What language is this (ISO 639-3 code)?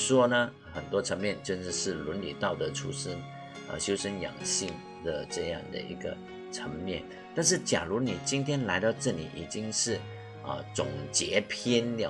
zho